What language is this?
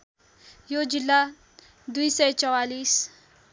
Nepali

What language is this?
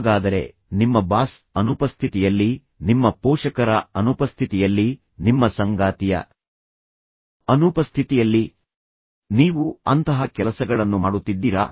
Kannada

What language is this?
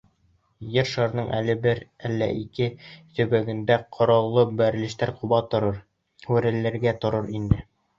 Bashkir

